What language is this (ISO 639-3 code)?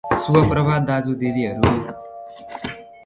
nep